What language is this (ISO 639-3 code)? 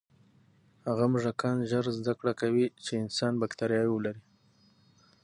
pus